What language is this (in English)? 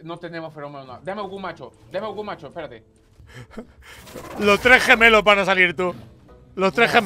Spanish